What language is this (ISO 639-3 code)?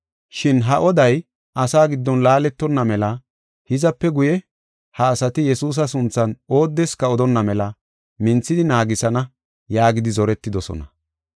gof